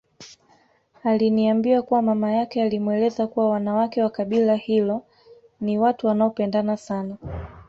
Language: Swahili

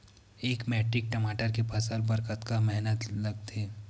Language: Chhattisgarhi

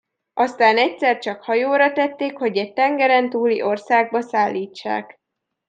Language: Hungarian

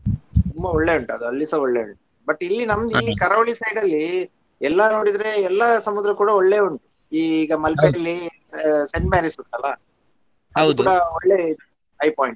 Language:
Kannada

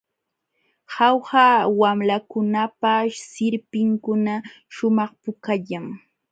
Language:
Jauja Wanca Quechua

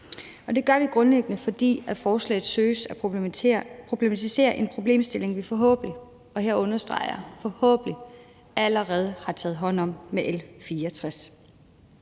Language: Danish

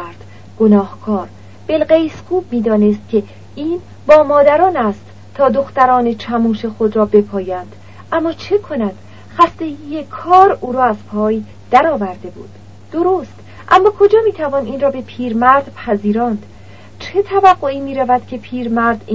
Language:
Persian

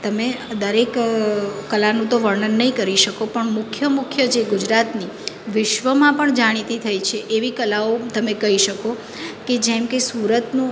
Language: Gujarati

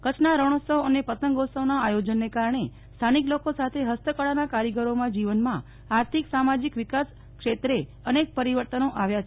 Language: Gujarati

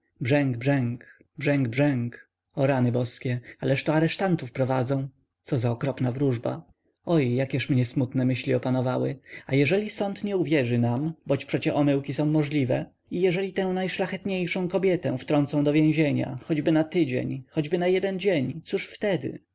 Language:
Polish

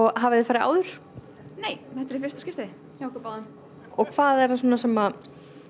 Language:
Icelandic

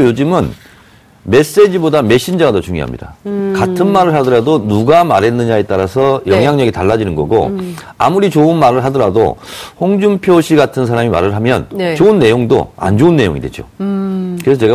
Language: Korean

